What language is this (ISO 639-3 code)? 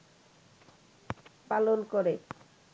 ben